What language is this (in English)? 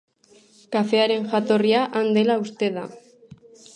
Basque